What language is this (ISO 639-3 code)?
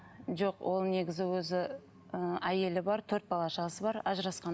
kaz